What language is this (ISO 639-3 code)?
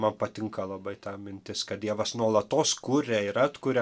lit